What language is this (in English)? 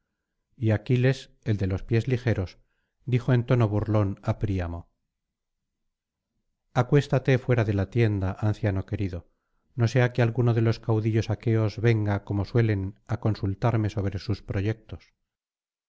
Spanish